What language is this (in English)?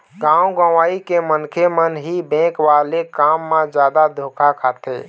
Chhattisgarhi